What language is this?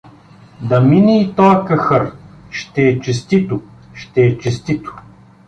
Bulgarian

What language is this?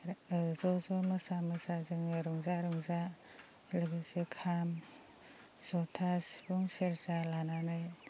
Bodo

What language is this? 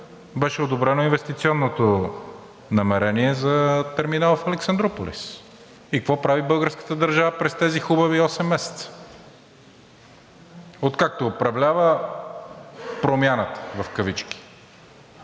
Bulgarian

